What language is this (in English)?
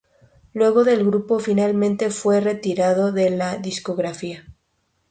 Spanish